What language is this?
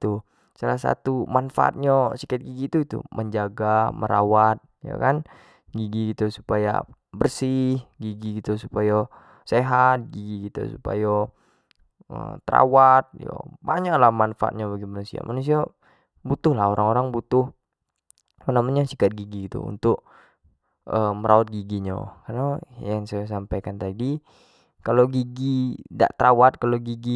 Jambi Malay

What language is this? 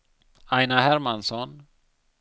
Swedish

